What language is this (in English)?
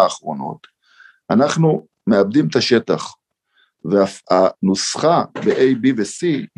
Hebrew